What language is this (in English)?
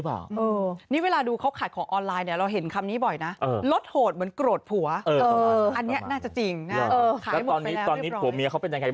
Thai